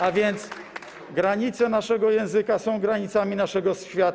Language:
Polish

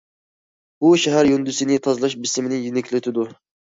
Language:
Uyghur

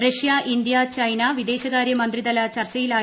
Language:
Malayalam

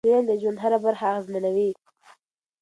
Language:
Pashto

